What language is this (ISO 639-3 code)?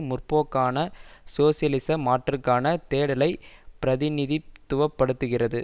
tam